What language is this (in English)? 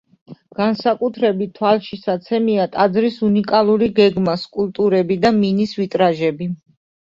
Georgian